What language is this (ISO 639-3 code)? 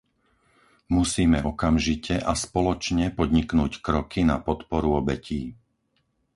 slk